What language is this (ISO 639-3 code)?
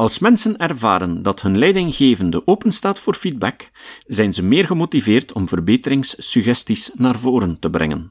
nld